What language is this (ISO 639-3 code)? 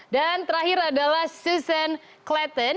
ind